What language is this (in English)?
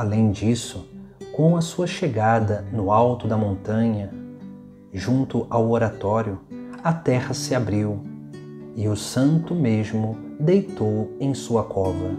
Portuguese